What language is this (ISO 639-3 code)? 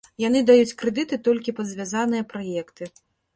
bel